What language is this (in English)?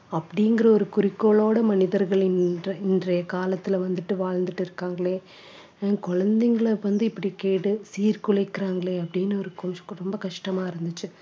Tamil